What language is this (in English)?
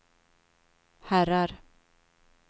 Swedish